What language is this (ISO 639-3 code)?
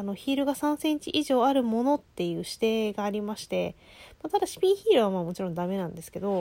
jpn